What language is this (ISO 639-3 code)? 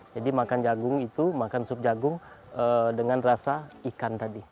ind